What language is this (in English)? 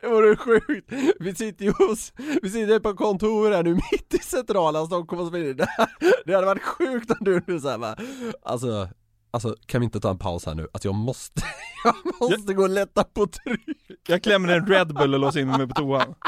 Swedish